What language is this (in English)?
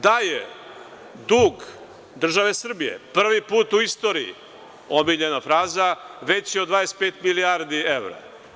Serbian